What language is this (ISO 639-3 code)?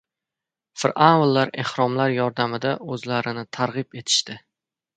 uzb